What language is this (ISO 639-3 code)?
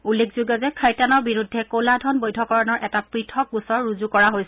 asm